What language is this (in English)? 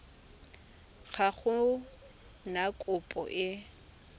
Tswana